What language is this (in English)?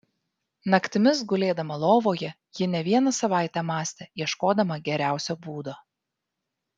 Lithuanian